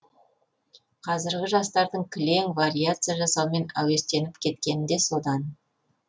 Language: Kazakh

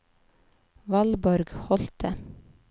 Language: Norwegian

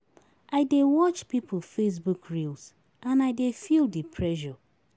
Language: Nigerian Pidgin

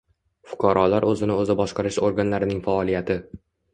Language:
Uzbek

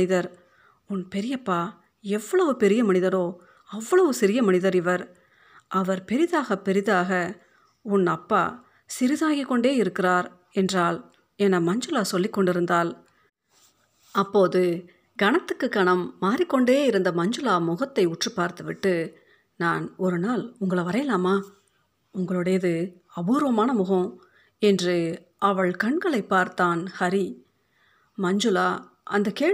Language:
Tamil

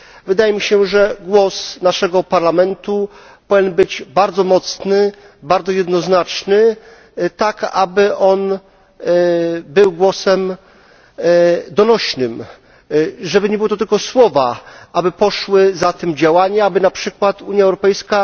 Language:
Polish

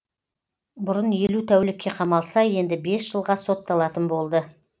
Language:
Kazakh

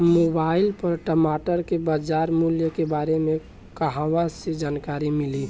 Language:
Bhojpuri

